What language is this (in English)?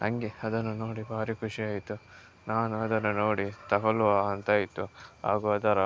Kannada